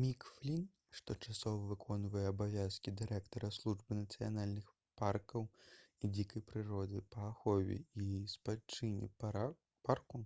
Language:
Belarusian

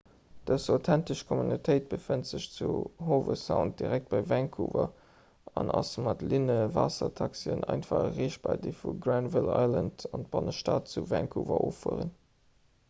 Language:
Luxembourgish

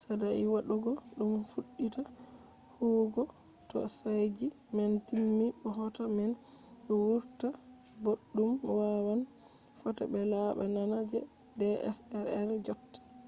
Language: Fula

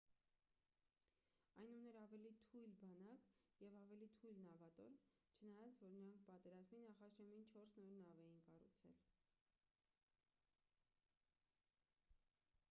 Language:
Armenian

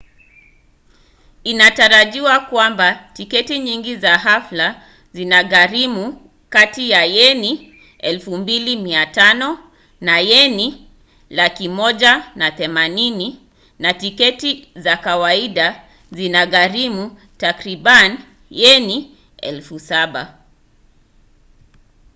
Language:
Swahili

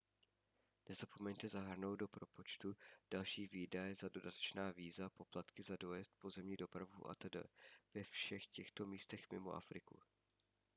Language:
Czech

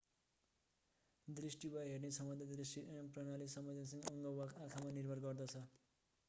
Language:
Nepali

